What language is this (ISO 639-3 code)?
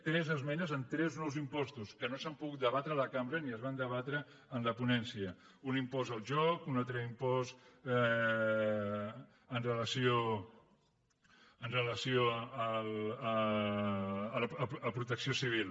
cat